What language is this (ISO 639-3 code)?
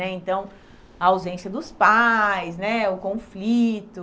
por